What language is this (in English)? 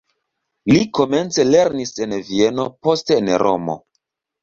Esperanto